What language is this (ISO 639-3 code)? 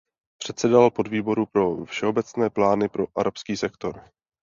ces